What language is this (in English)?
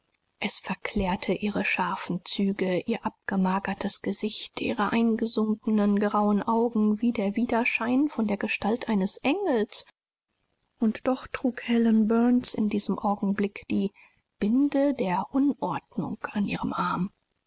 German